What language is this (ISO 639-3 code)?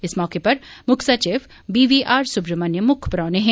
doi